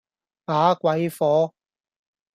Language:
Cantonese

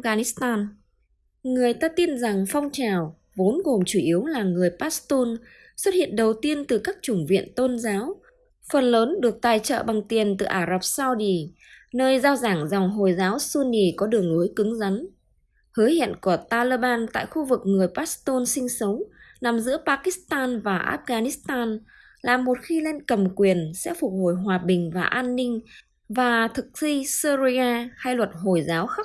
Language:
Vietnamese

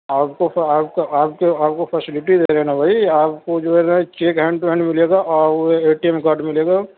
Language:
Urdu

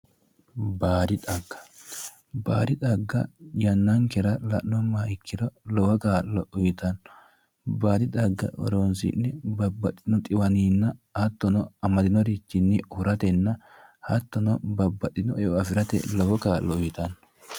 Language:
Sidamo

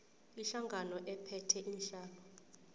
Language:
South Ndebele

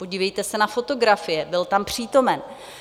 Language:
Czech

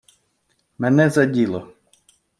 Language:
Ukrainian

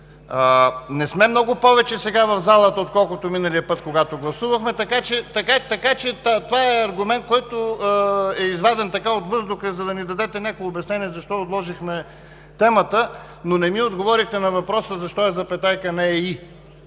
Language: Bulgarian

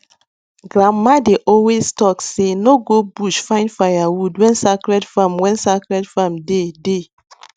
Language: Nigerian Pidgin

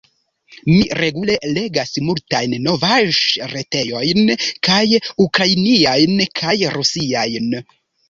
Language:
Esperanto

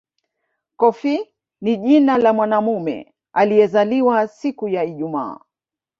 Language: Swahili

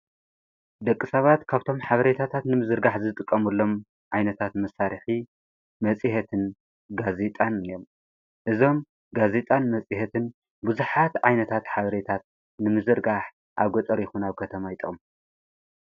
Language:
Tigrinya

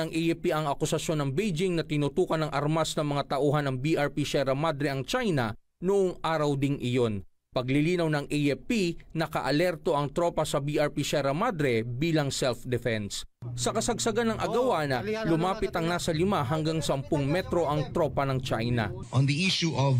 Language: Filipino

